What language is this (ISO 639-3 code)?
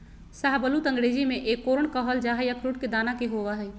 mag